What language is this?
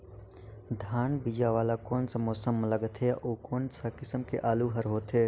Chhattisgarhi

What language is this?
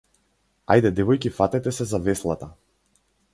Macedonian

